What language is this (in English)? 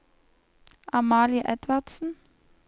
Norwegian